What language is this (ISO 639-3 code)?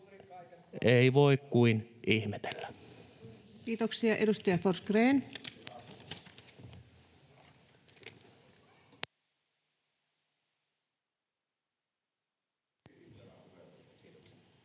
fin